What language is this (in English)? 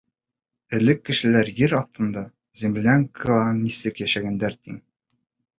Bashkir